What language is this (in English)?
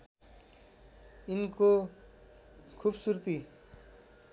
Nepali